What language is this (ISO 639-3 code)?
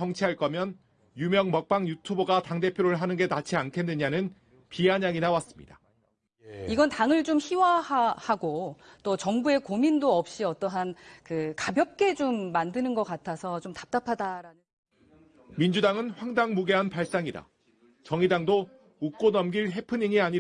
kor